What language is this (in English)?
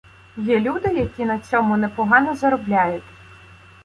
Ukrainian